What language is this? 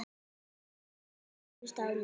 Icelandic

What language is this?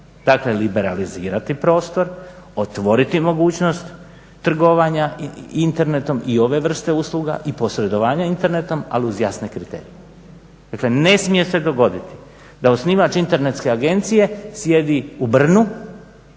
Croatian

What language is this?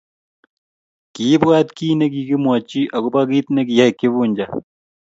Kalenjin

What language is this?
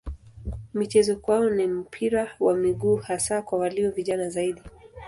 Swahili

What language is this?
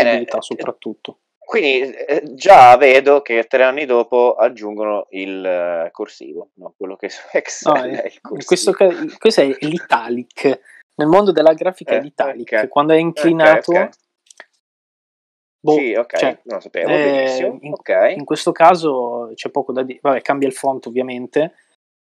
Italian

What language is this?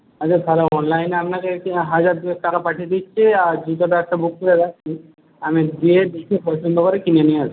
Bangla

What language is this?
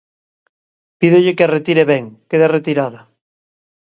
Galician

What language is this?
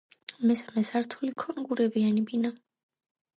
Georgian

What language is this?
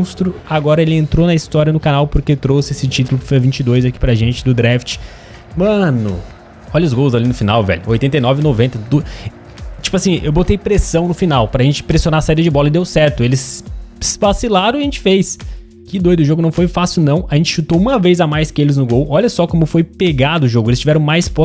Portuguese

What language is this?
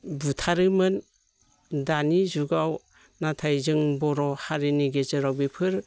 Bodo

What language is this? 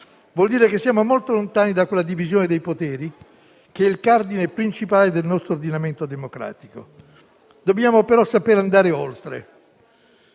Italian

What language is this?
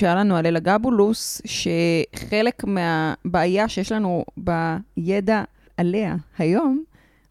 Hebrew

